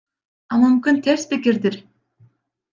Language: Kyrgyz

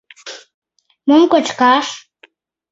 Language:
Mari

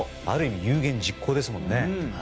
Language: Japanese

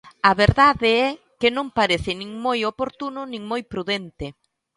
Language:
Galician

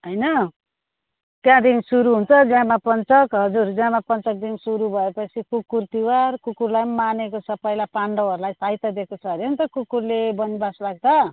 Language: Nepali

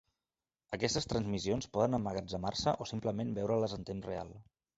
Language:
Catalan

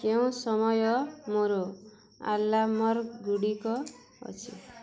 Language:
Odia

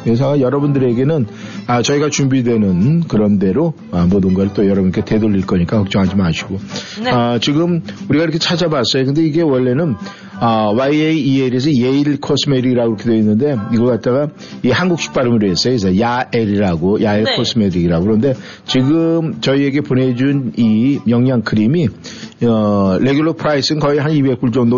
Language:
Korean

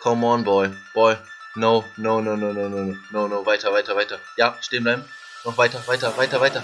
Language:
German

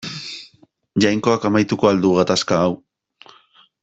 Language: Basque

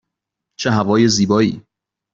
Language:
Persian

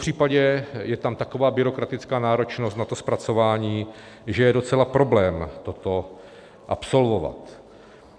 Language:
Czech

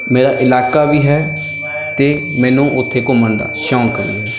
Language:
Punjabi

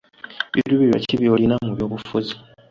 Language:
Ganda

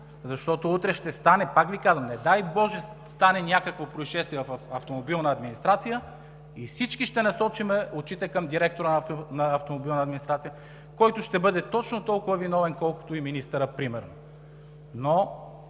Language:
Bulgarian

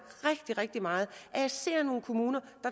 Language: Danish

